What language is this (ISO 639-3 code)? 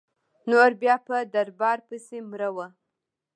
pus